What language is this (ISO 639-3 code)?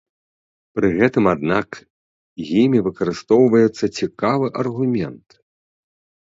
bel